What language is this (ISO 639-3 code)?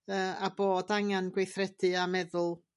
cym